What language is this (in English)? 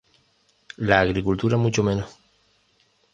Spanish